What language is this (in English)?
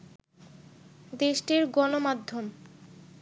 Bangla